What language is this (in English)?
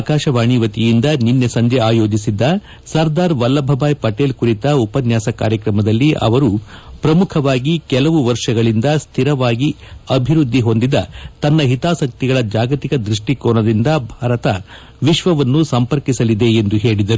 Kannada